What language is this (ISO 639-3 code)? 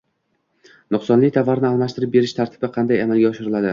uzb